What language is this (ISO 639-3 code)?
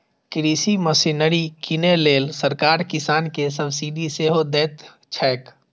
mai